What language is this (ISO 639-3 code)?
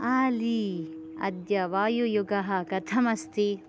san